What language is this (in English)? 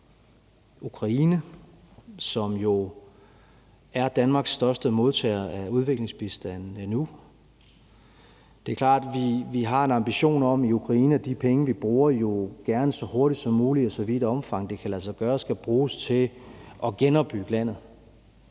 Danish